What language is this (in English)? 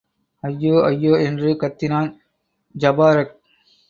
Tamil